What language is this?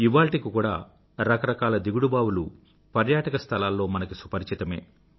Telugu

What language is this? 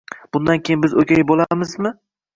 Uzbek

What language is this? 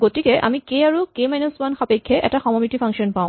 Assamese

